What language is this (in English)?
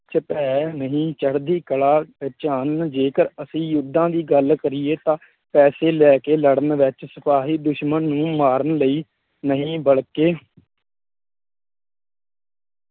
Punjabi